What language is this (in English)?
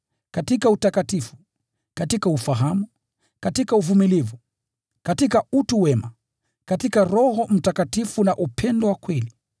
Swahili